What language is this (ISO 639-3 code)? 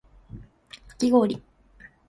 jpn